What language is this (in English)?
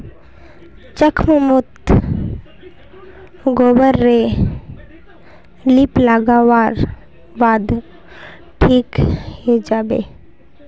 Magahi